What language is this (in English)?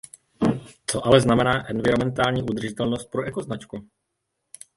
Czech